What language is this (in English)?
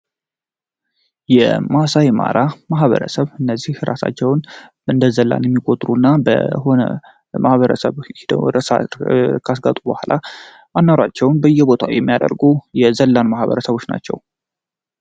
Amharic